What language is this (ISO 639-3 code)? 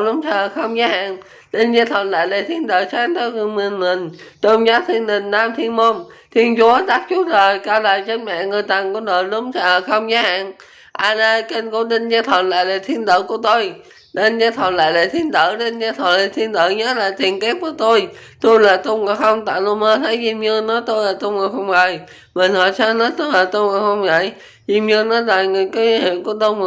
vie